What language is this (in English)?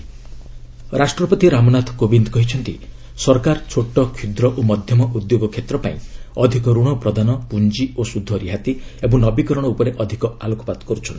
Odia